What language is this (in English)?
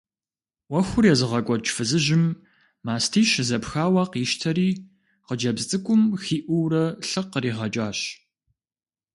Kabardian